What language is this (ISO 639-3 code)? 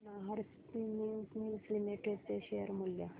mar